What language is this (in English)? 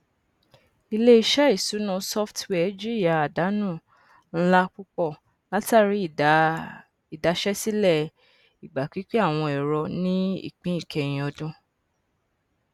Yoruba